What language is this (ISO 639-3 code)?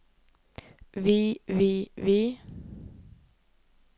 nor